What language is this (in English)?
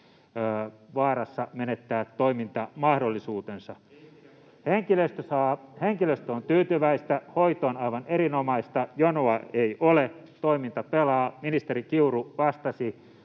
Finnish